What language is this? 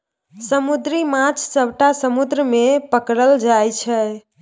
Maithili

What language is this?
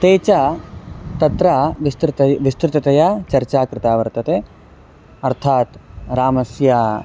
Sanskrit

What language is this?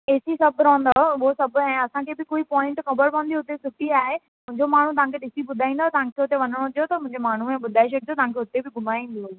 Sindhi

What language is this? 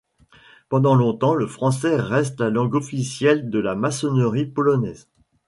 French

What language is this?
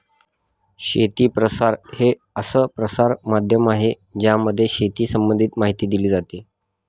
Marathi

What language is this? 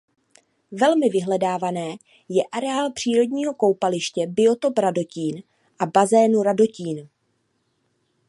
Czech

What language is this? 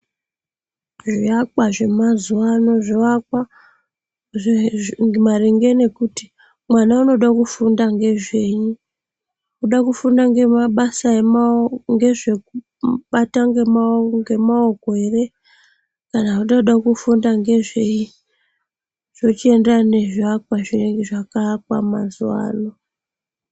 Ndau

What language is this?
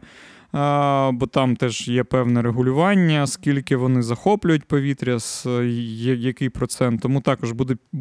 Ukrainian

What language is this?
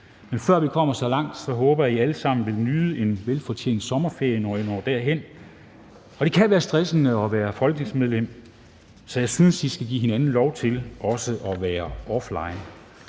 Danish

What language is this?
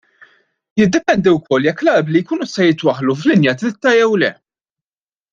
Maltese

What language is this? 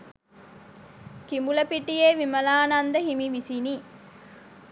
Sinhala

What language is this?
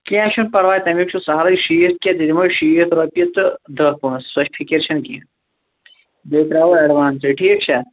Kashmiri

